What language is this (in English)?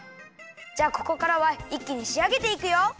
Japanese